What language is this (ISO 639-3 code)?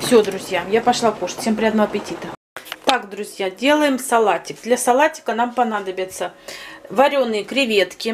rus